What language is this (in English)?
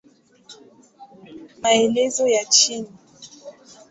Swahili